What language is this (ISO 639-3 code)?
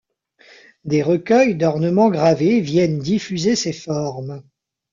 fra